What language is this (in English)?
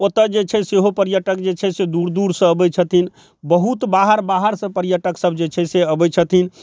Maithili